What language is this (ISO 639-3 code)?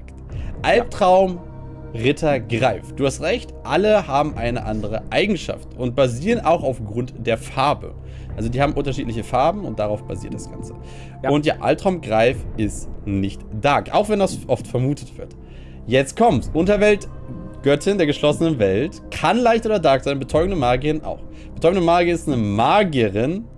deu